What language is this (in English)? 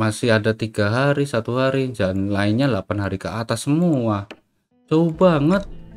Indonesian